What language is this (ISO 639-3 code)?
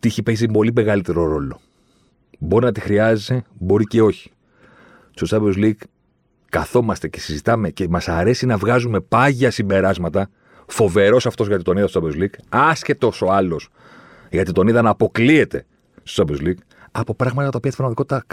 ell